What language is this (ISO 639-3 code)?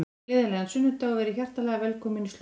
isl